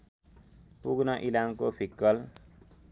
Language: Nepali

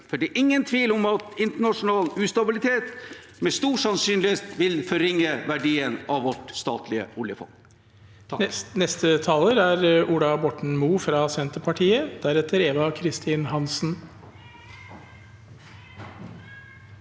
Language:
Norwegian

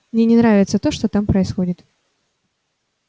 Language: Russian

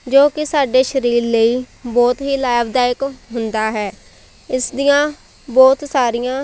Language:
Punjabi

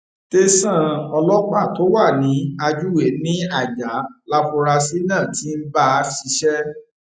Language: Yoruba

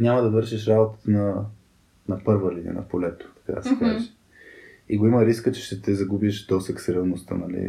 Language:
Bulgarian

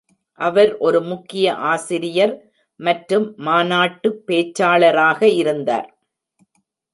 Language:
Tamil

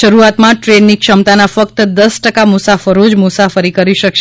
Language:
Gujarati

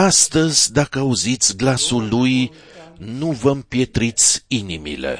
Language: Romanian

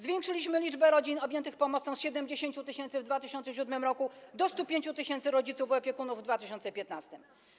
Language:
Polish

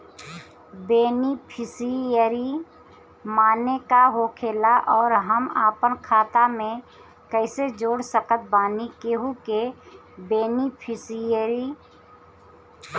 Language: Bhojpuri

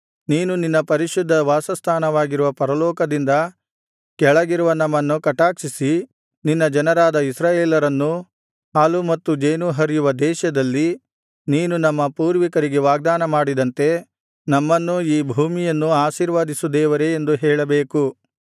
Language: Kannada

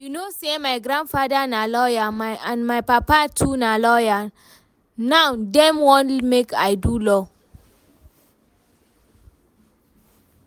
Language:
Nigerian Pidgin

